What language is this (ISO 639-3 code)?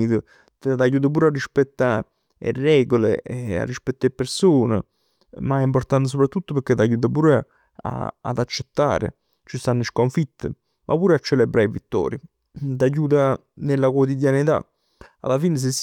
nap